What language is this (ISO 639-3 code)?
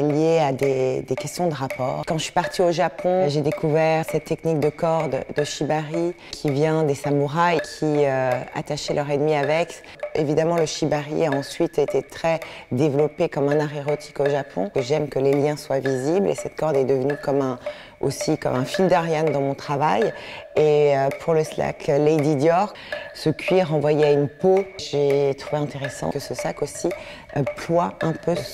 fra